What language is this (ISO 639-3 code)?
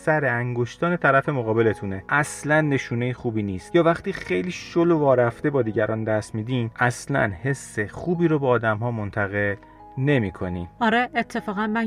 fas